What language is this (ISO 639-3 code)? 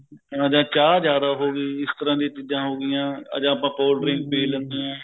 pan